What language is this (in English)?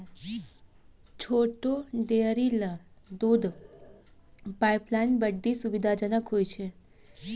Maithili